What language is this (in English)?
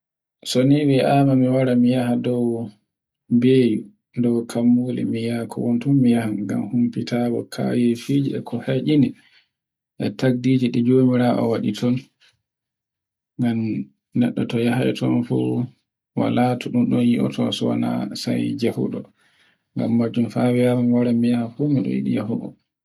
Borgu Fulfulde